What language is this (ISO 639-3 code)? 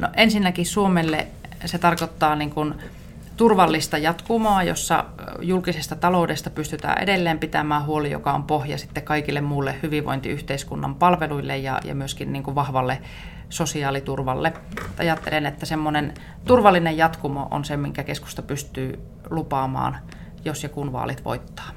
fin